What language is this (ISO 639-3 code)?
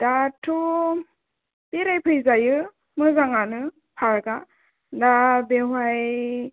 brx